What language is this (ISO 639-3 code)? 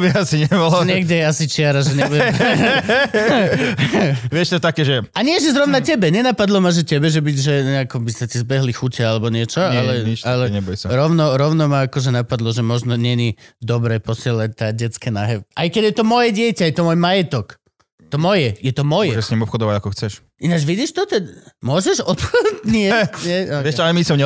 slk